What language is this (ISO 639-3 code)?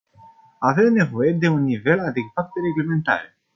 ron